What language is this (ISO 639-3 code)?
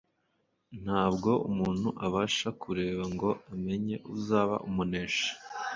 kin